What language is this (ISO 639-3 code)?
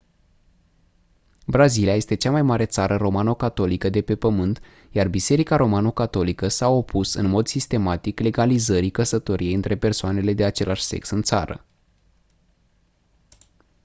ron